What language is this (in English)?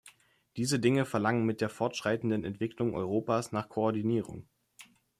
German